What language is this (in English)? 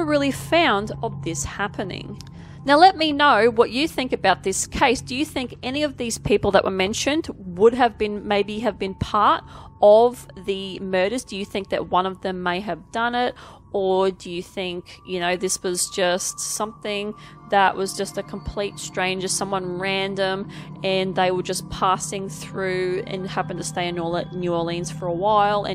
English